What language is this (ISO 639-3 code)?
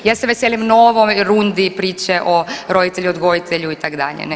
hrv